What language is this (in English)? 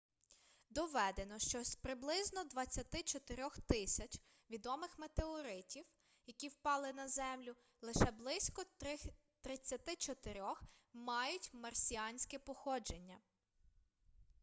Ukrainian